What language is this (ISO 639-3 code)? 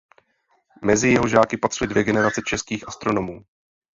ces